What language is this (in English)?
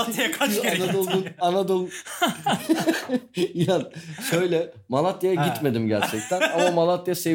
Turkish